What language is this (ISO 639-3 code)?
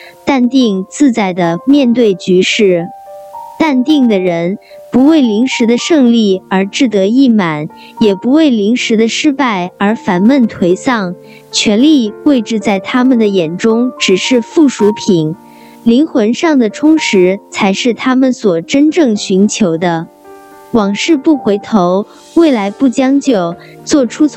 zho